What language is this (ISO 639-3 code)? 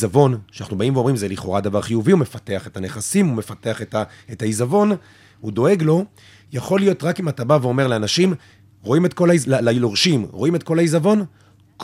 heb